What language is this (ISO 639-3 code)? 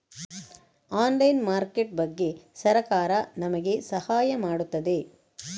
kan